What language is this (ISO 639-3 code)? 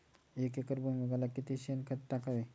mar